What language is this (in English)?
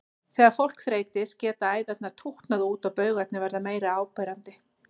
Icelandic